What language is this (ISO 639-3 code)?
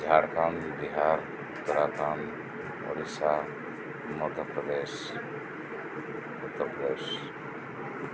sat